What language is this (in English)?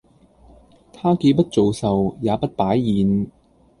Cantonese